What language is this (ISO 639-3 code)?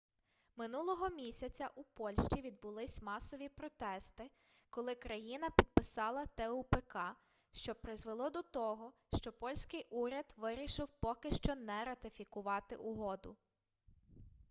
ukr